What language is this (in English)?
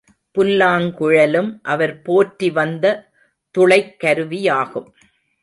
Tamil